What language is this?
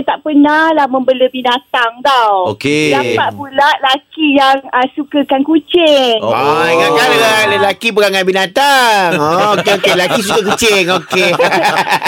Malay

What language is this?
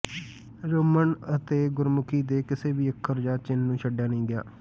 Punjabi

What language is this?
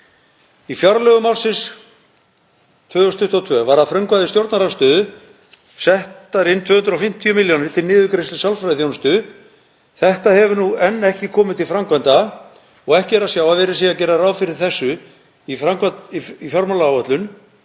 Icelandic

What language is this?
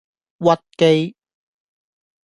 Cantonese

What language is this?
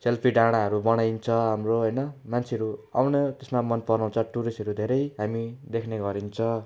Nepali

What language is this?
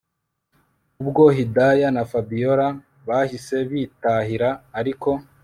Kinyarwanda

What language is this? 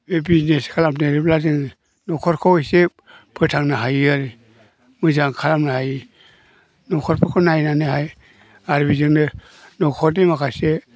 Bodo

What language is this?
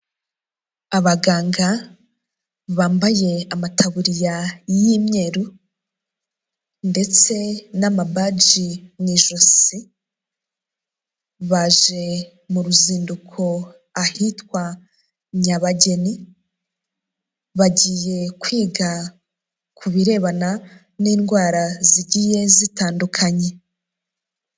Kinyarwanda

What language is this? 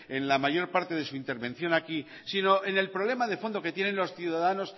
Spanish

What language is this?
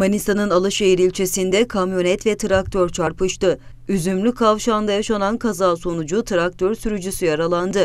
Turkish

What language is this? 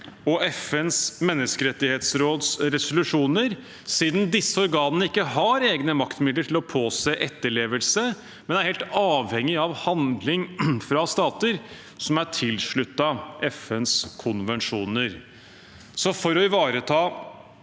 Norwegian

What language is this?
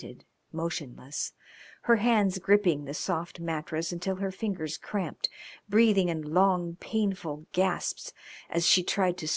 English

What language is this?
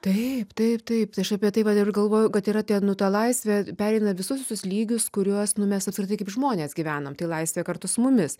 Lithuanian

